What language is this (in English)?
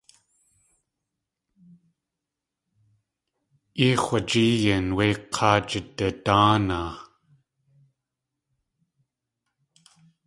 Tlingit